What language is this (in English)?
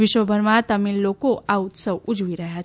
Gujarati